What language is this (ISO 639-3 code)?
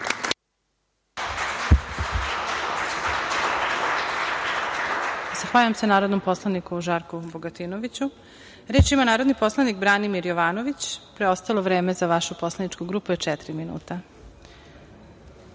srp